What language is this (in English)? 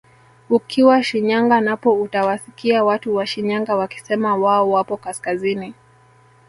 Swahili